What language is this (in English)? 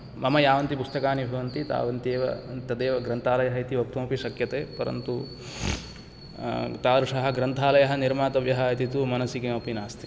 Sanskrit